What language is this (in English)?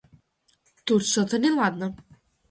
Russian